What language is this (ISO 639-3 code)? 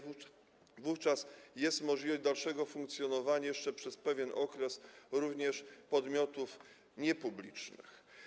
pol